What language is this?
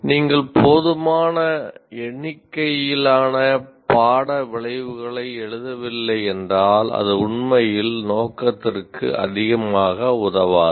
Tamil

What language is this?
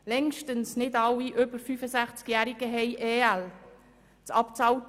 Swiss German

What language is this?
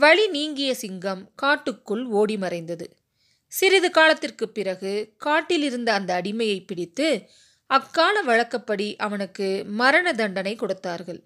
Tamil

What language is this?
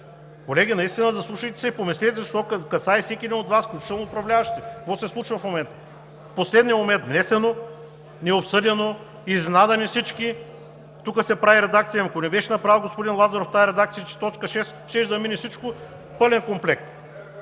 Bulgarian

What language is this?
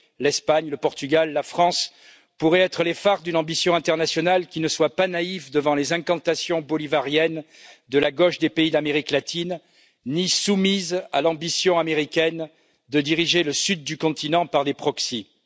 French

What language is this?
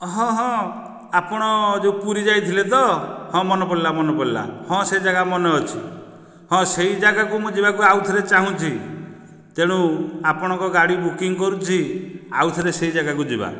Odia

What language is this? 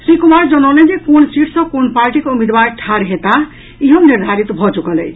Maithili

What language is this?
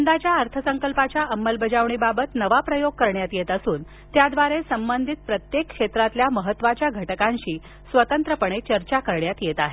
Marathi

